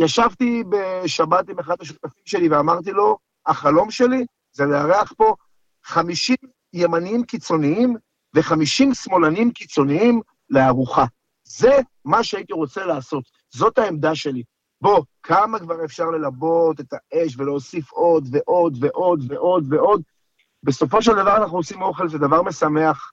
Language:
Hebrew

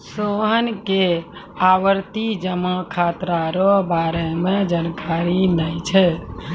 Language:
Maithili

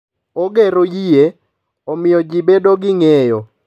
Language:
Luo (Kenya and Tanzania)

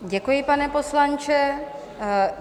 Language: Czech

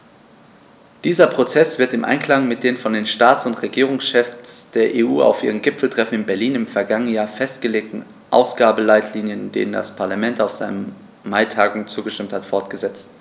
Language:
German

